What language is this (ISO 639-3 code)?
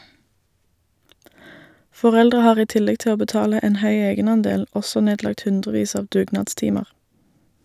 nor